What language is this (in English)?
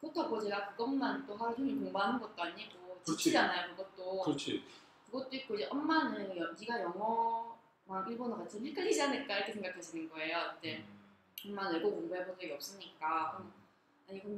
Korean